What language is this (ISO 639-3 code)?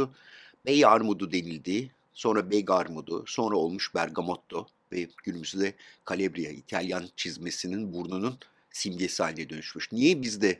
tur